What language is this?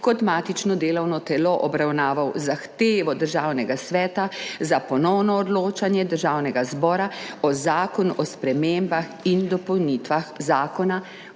Slovenian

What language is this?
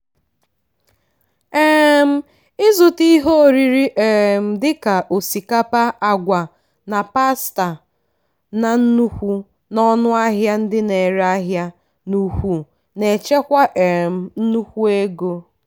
Igbo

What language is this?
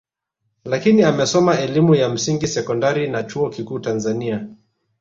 Swahili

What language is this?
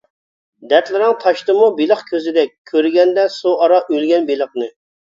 Uyghur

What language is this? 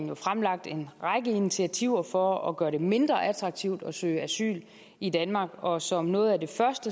Danish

